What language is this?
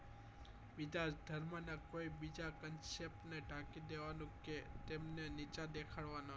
Gujarati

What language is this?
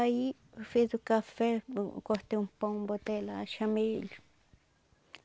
Portuguese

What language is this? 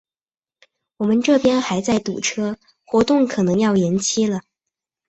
Chinese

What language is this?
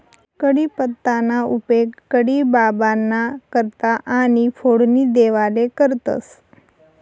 Marathi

